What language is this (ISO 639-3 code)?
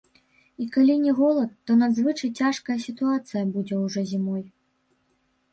bel